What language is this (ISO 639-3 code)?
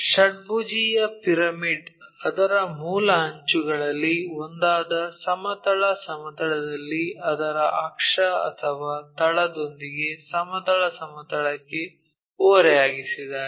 kan